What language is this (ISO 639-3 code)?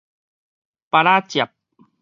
nan